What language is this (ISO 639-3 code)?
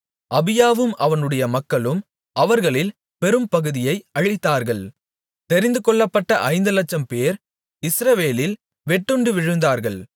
tam